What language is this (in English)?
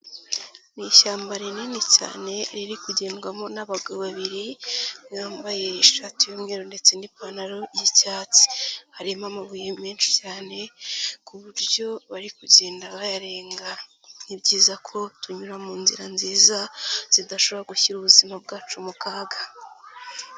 Kinyarwanda